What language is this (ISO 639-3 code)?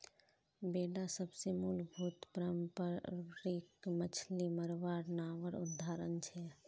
mag